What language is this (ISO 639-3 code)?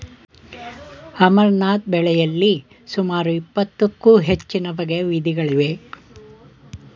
kan